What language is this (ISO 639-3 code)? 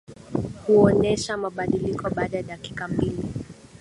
swa